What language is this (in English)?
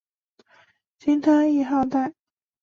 Chinese